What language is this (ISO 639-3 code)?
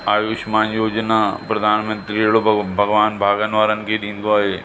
snd